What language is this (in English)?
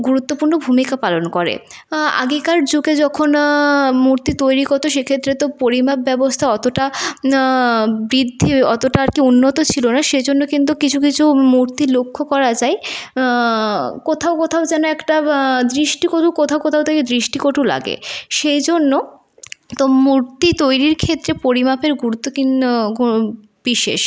Bangla